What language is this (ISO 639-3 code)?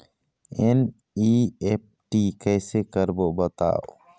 hne